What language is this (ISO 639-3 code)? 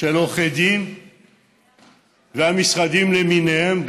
heb